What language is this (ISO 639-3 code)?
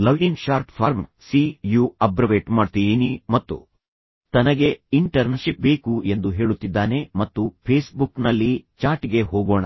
kan